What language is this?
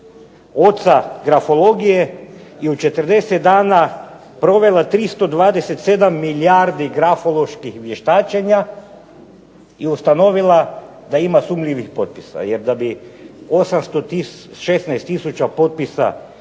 Croatian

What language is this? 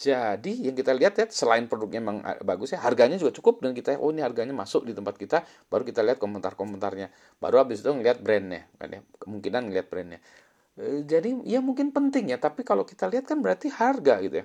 Indonesian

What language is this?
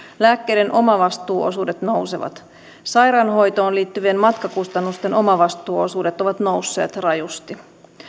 Finnish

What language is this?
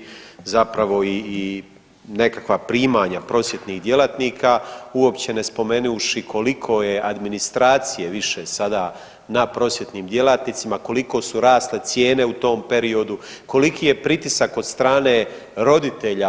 Croatian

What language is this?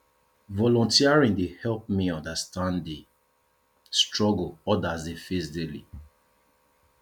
Nigerian Pidgin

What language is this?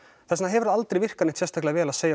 Icelandic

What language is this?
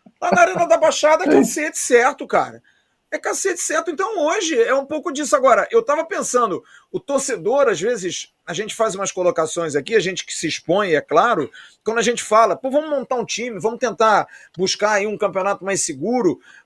Portuguese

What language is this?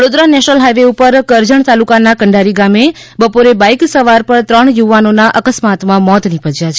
Gujarati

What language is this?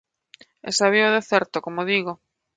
Galician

